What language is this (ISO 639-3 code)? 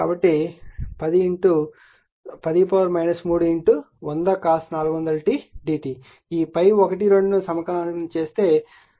tel